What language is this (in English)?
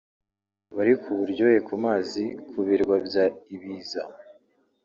Kinyarwanda